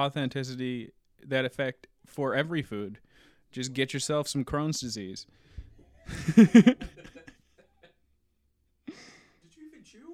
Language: English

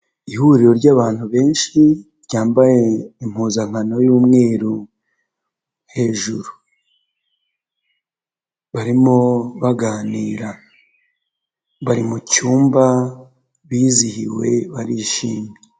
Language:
Kinyarwanda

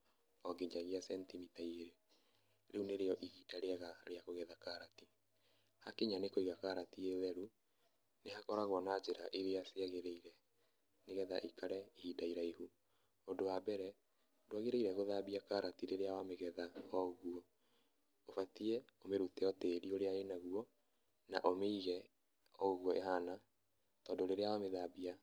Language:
Kikuyu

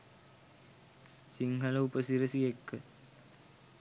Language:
Sinhala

